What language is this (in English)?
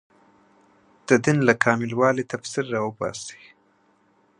Pashto